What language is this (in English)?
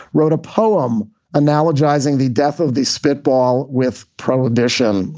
English